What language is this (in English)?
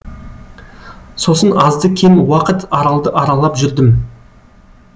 Kazakh